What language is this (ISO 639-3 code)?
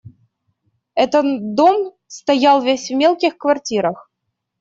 rus